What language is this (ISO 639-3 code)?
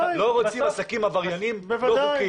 heb